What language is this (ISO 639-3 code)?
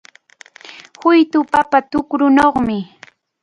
qvl